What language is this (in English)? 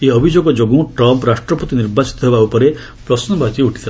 Odia